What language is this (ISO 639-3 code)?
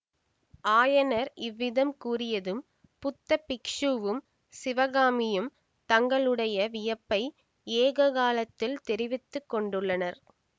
tam